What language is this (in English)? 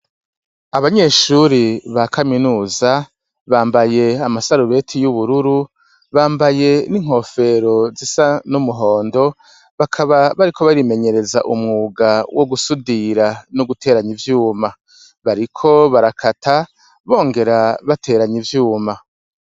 Rundi